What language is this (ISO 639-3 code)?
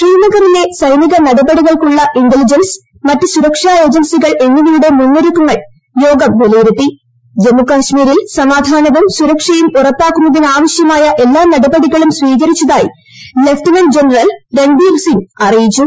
mal